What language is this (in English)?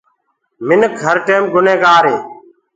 Gurgula